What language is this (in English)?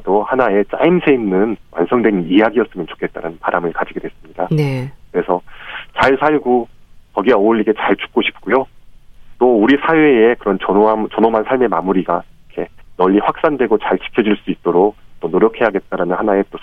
Korean